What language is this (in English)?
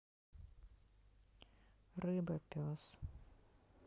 Russian